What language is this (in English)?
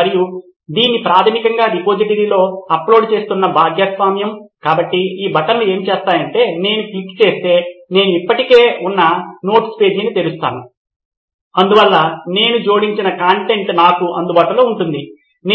Telugu